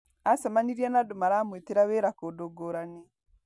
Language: Kikuyu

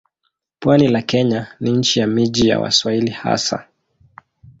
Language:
Swahili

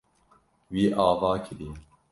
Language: Kurdish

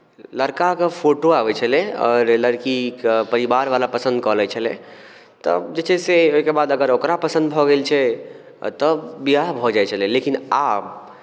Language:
Maithili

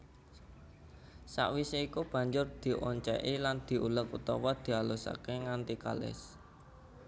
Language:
Javanese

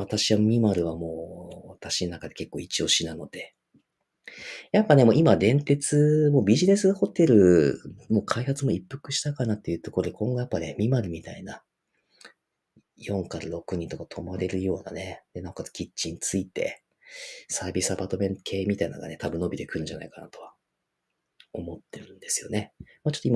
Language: Japanese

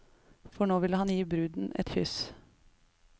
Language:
Norwegian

